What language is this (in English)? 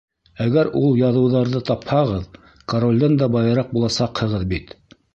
Bashkir